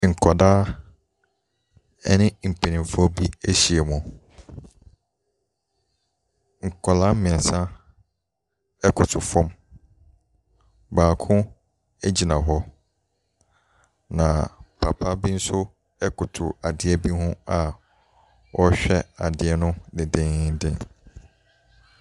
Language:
Akan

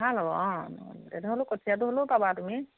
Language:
Assamese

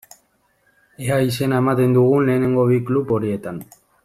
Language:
Basque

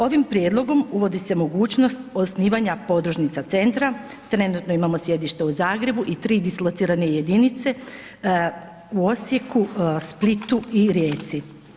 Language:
Croatian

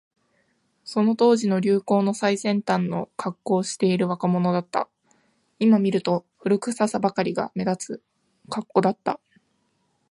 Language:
Japanese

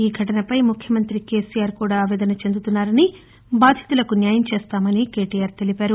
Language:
Telugu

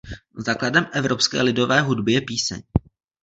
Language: Czech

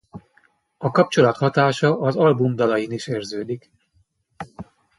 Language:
Hungarian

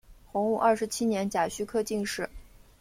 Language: Chinese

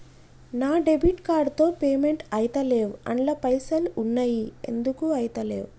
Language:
Telugu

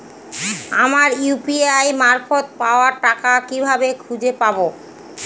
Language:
Bangla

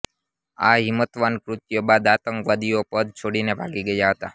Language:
Gujarati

